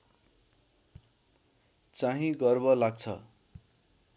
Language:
Nepali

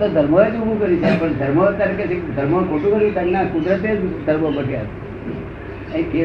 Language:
Gujarati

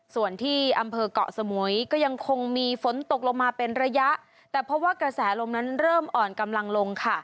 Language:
Thai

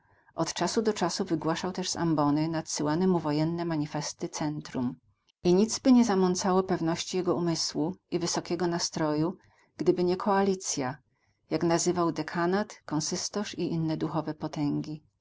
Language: Polish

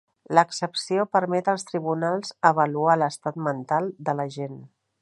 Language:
Catalan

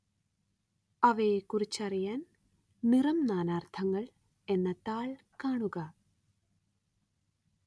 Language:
Malayalam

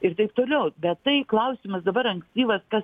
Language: Lithuanian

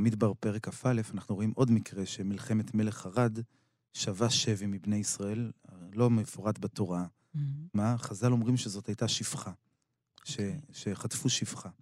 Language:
Hebrew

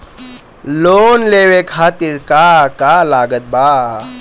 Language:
Bhojpuri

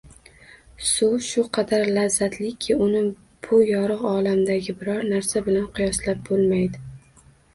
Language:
Uzbek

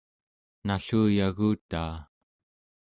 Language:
Central Yupik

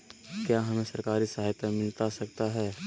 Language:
Magahi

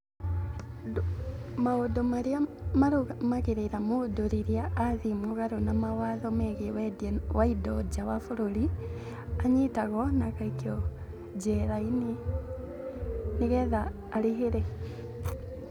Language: Kikuyu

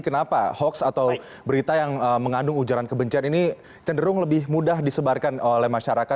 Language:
Indonesian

